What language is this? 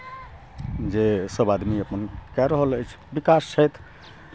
Maithili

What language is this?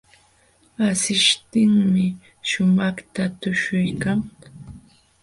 Jauja Wanca Quechua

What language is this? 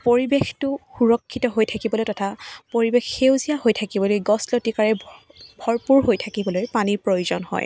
Assamese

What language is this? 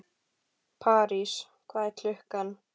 Icelandic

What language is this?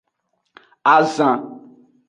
Aja (Benin)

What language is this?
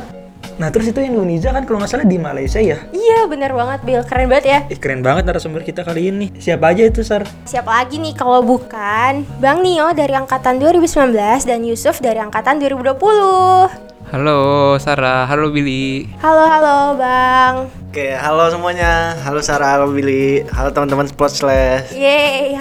Indonesian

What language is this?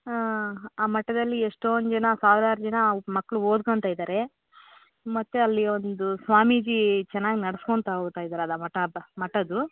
Kannada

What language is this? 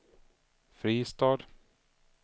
Swedish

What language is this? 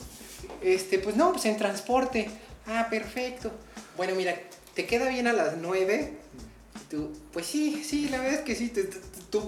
Spanish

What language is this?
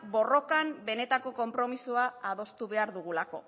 Basque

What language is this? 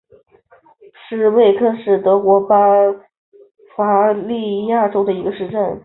Chinese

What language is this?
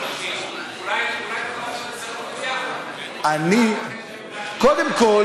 Hebrew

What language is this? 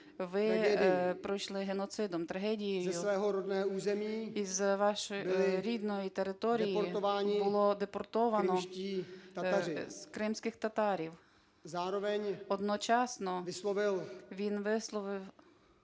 Ukrainian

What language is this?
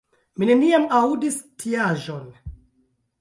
Esperanto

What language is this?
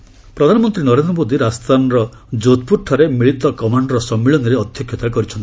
Odia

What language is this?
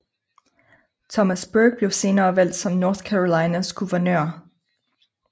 Danish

